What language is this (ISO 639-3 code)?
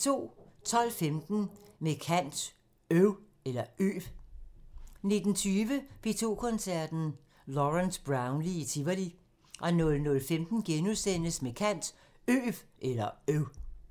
dan